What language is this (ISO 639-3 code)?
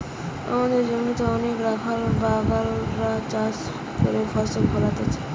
ben